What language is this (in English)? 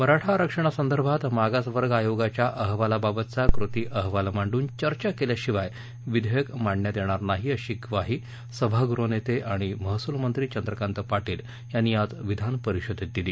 Marathi